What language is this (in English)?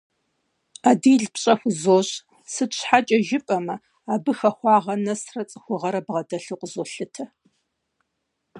Kabardian